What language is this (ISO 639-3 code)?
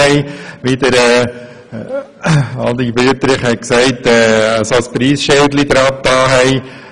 gsw